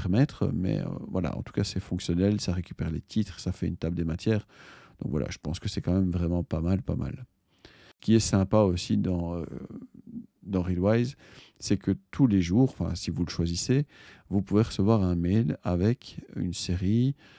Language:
French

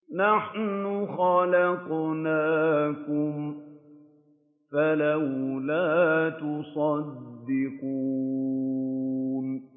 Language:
Arabic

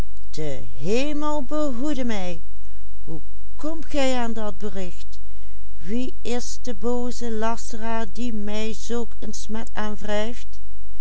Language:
Dutch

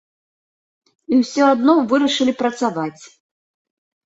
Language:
Belarusian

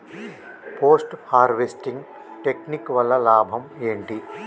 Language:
Telugu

